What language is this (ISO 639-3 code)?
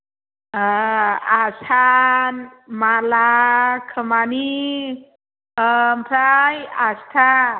brx